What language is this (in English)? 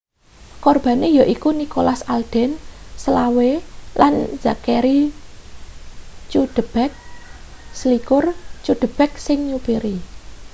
Javanese